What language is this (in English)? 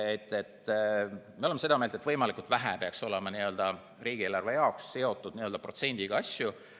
Estonian